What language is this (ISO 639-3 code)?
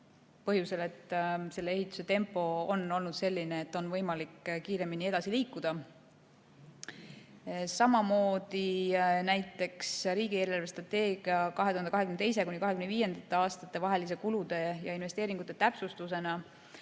est